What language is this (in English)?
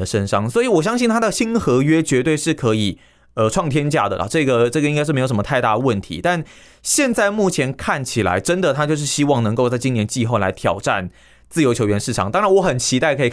Chinese